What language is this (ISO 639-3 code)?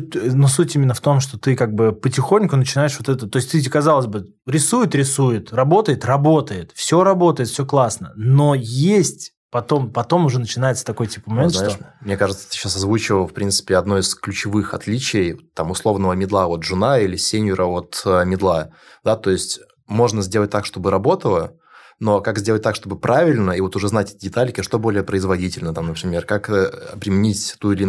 rus